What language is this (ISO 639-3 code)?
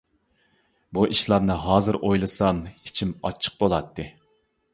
uig